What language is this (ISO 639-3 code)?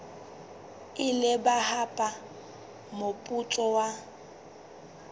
sot